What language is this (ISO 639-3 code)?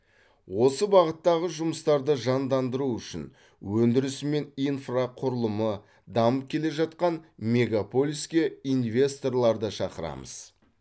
kaz